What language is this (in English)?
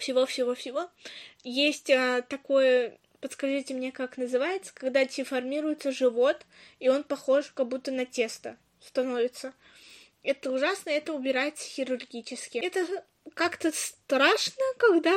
Russian